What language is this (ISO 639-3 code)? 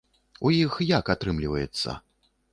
bel